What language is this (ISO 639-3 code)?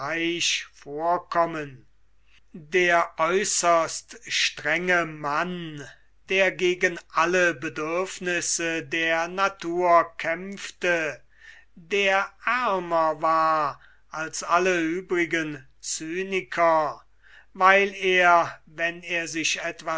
deu